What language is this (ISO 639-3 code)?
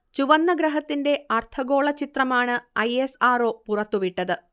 mal